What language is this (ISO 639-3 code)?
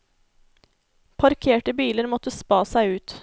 nor